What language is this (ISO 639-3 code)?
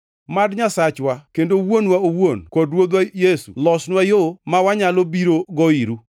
luo